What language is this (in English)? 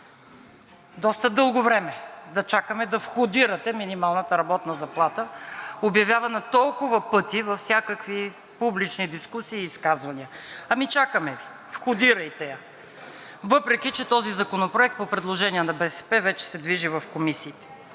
Bulgarian